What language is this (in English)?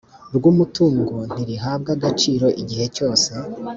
Kinyarwanda